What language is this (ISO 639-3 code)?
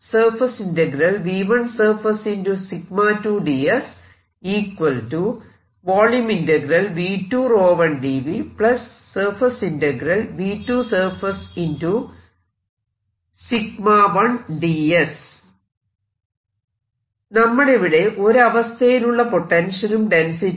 mal